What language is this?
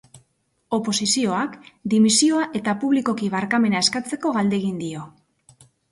Basque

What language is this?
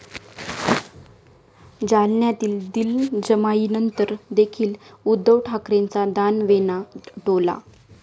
Marathi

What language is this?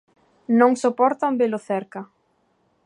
Galician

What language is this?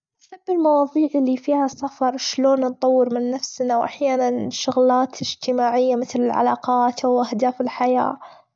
Gulf Arabic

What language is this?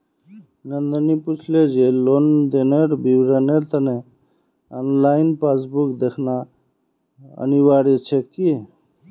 Magahi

